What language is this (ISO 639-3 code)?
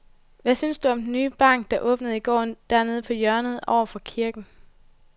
dan